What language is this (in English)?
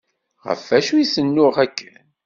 Kabyle